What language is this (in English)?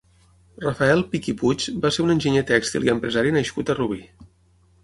Catalan